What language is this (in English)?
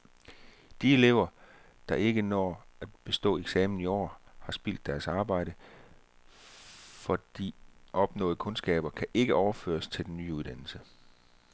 Danish